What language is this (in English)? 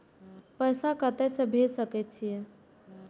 Maithili